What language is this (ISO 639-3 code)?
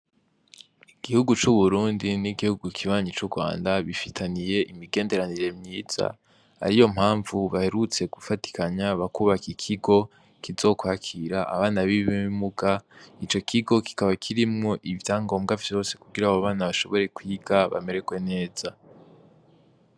run